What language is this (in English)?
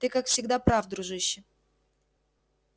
Russian